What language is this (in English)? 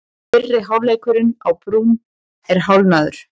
Icelandic